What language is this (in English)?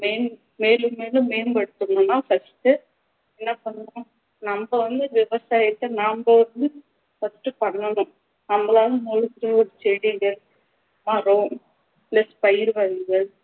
Tamil